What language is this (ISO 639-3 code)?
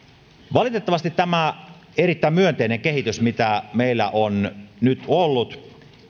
fin